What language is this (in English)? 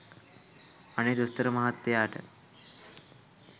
Sinhala